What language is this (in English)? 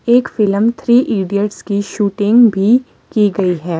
Hindi